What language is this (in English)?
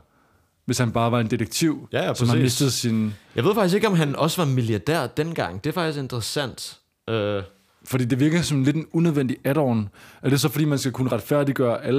Danish